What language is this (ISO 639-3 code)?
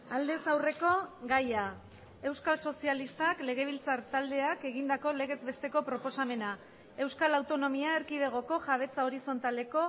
eus